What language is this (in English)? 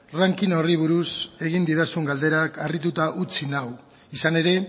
Basque